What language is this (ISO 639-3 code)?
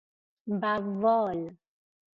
fas